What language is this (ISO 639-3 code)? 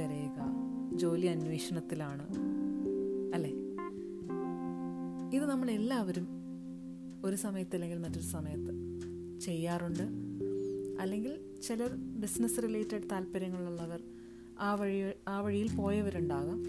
mal